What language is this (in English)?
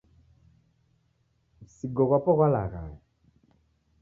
Taita